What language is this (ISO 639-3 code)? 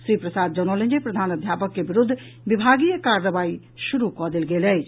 mai